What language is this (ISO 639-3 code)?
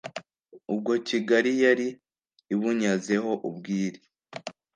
kin